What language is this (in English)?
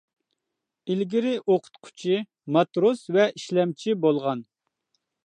Uyghur